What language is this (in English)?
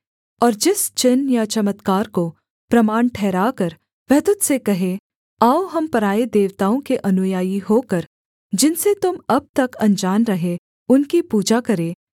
Hindi